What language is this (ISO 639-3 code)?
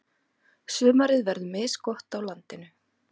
isl